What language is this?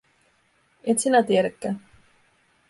Finnish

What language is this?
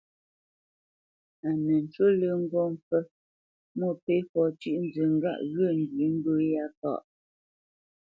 Bamenyam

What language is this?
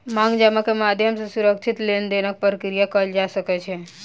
Maithili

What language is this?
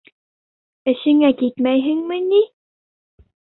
Bashkir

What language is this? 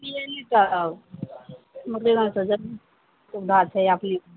Maithili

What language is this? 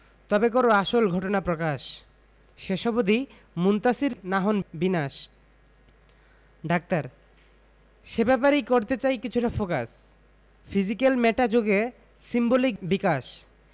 Bangla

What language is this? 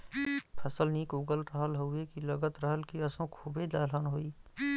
Bhojpuri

